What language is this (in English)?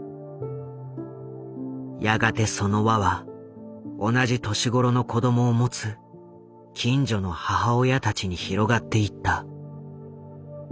Japanese